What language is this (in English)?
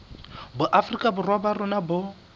Southern Sotho